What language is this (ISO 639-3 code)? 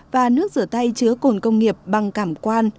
vie